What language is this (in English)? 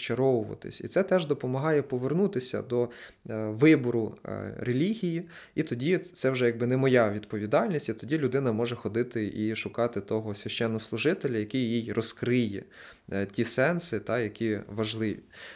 Ukrainian